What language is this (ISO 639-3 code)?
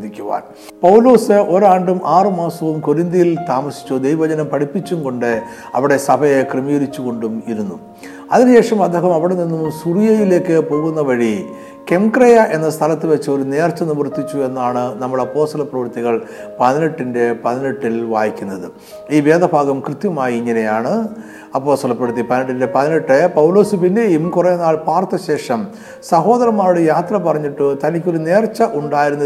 mal